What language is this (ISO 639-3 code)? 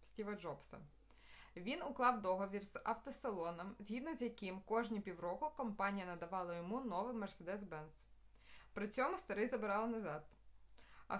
ukr